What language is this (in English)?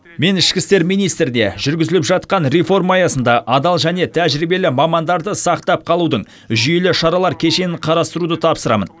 Kazakh